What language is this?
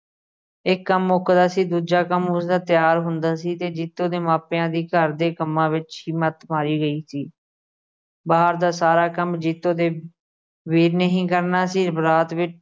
Punjabi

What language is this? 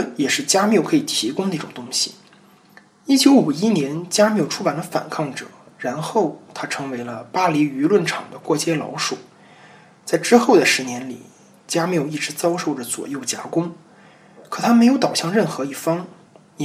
Chinese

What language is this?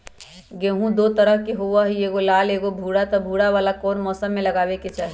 Magahi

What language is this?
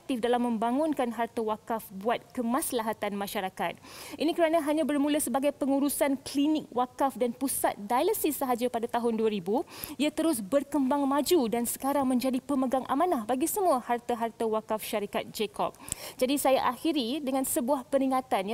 Malay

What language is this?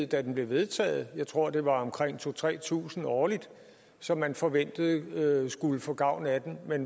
Danish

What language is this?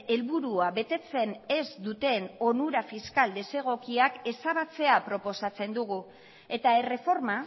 Basque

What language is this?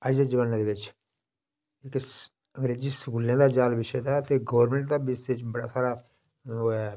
Dogri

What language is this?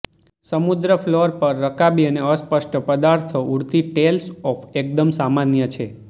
Gujarati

